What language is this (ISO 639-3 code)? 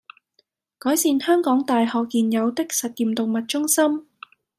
yue